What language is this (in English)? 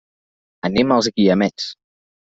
Catalan